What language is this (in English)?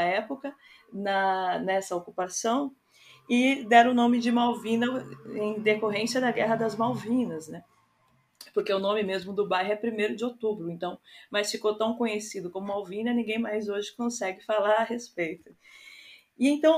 Portuguese